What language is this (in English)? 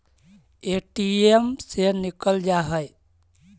Magahi